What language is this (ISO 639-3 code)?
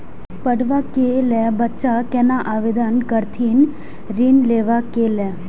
mai